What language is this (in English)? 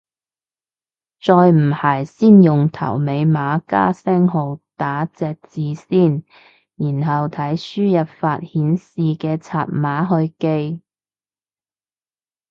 Cantonese